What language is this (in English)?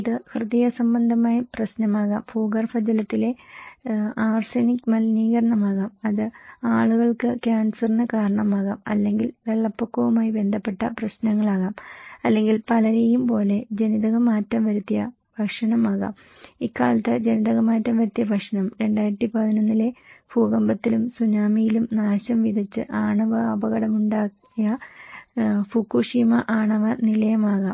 Malayalam